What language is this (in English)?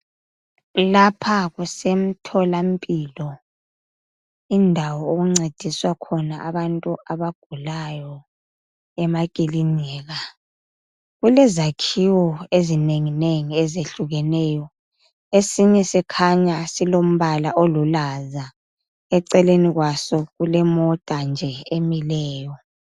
North Ndebele